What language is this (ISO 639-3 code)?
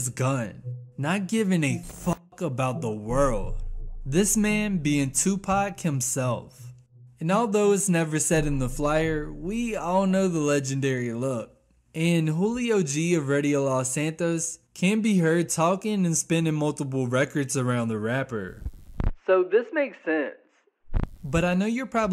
eng